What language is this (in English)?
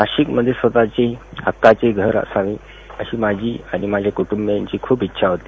Marathi